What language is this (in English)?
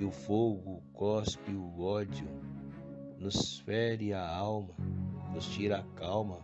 Portuguese